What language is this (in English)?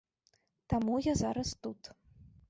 Belarusian